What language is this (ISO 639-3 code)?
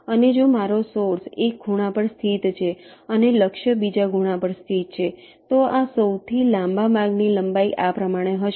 guj